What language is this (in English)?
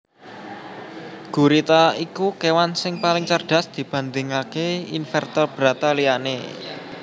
Javanese